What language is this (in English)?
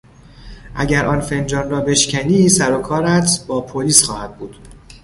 Persian